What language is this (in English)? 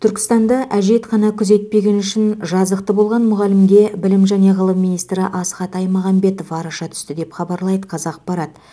Kazakh